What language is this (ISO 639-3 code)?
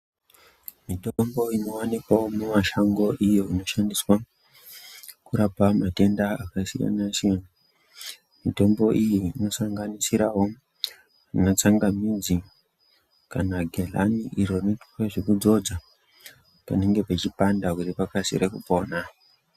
ndc